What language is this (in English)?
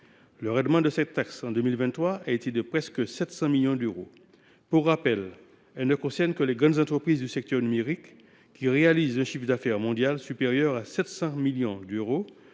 French